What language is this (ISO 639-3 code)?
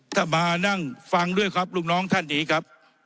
tha